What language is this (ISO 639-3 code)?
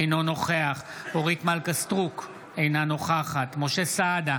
heb